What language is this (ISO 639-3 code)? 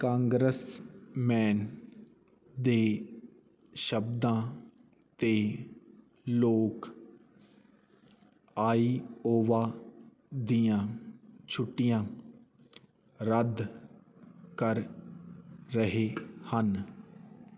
pan